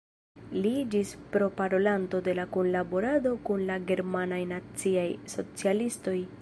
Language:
Esperanto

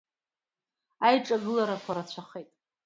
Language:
Abkhazian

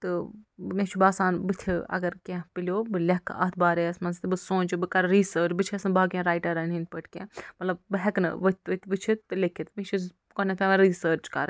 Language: Kashmiri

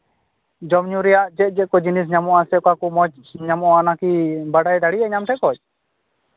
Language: Santali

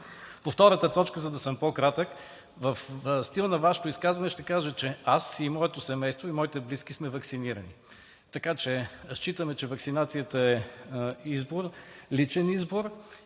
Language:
Bulgarian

